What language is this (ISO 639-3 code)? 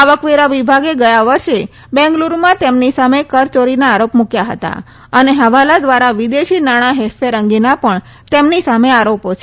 guj